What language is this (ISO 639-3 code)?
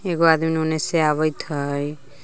mag